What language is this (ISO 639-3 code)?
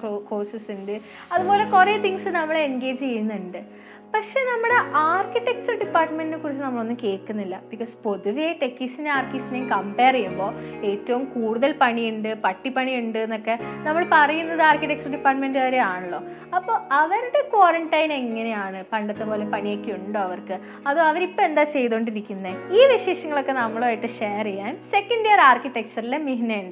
mal